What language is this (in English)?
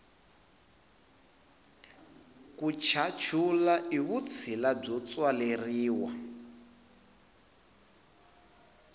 Tsonga